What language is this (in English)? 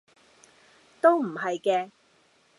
Cantonese